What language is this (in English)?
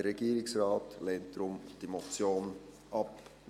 Swiss German